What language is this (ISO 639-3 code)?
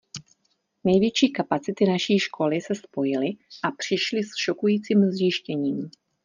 ces